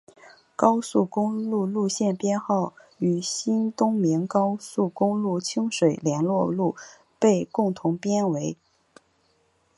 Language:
Chinese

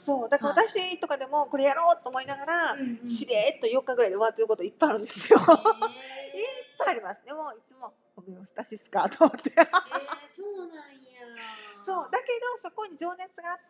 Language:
Japanese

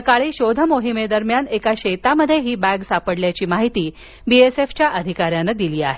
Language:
Marathi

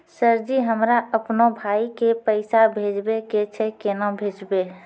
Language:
Maithili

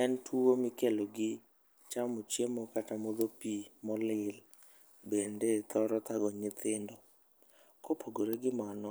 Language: Luo (Kenya and Tanzania)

